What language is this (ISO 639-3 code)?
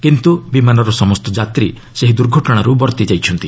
ori